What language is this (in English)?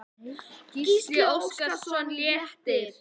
Icelandic